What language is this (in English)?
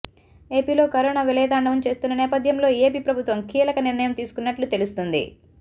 Telugu